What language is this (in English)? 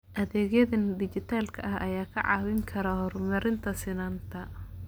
Somali